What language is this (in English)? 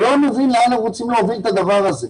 Hebrew